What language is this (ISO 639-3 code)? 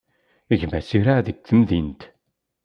kab